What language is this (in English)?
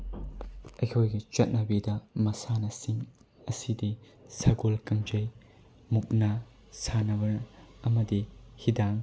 Manipuri